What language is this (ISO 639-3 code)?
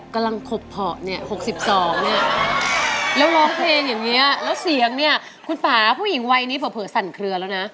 tha